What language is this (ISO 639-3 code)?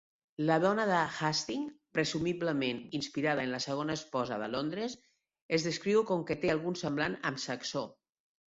cat